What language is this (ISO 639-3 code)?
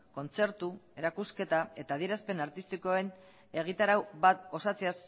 eus